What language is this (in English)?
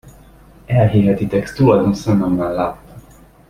Hungarian